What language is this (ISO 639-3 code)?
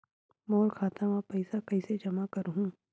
hne